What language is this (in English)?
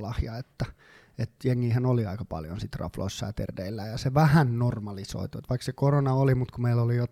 Finnish